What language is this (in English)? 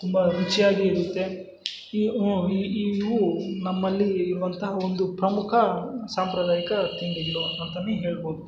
Kannada